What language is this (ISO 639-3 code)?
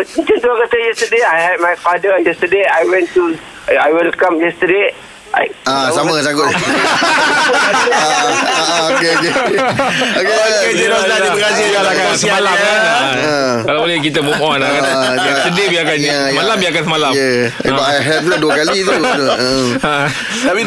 msa